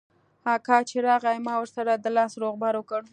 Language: Pashto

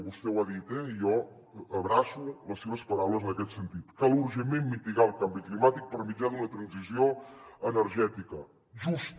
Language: Catalan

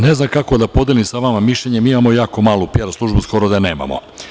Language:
Serbian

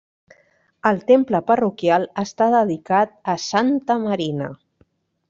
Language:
Catalan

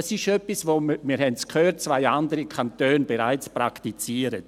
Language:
Swiss German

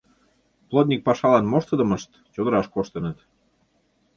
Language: Mari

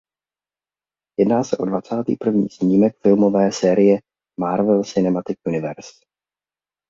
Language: Czech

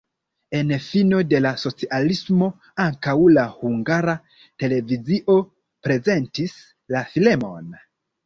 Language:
Esperanto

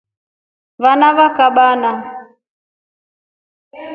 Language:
Rombo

